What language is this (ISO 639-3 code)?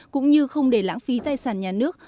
vie